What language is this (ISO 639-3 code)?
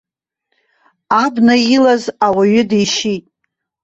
abk